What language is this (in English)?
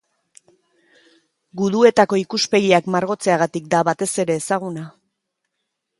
Basque